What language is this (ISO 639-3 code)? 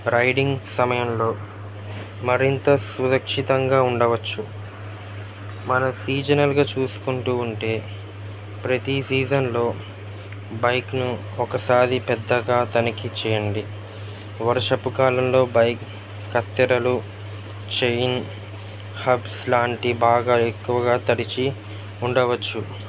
tel